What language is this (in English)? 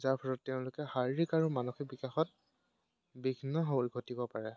Assamese